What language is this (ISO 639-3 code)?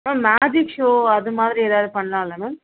tam